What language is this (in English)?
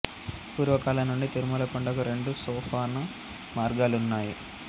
Telugu